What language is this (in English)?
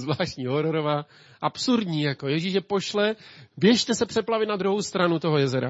Czech